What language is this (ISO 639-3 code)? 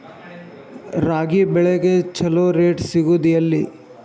kan